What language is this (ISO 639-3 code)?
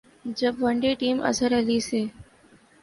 urd